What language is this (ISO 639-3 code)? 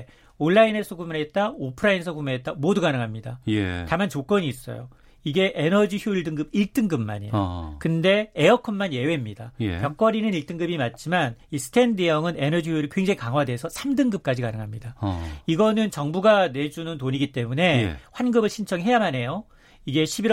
kor